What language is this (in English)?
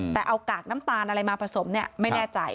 Thai